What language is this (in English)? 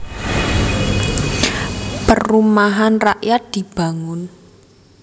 Javanese